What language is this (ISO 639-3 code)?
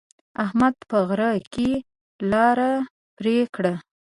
pus